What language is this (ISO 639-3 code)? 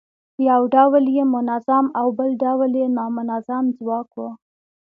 pus